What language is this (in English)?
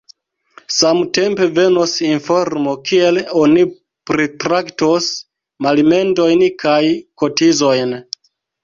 Esperanto